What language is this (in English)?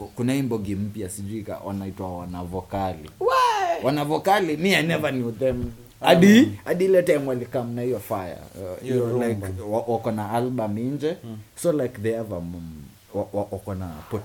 Swahili